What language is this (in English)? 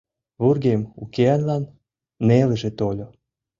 Mari